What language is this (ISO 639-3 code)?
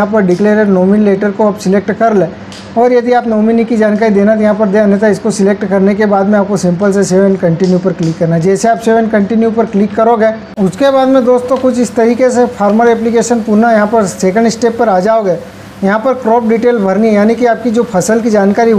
hin